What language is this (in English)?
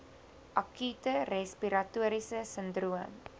Afrikaans